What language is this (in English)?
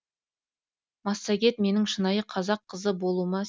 Kazakh